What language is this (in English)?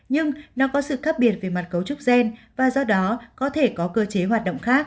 Vietnamese